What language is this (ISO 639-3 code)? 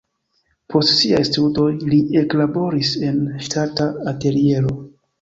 epo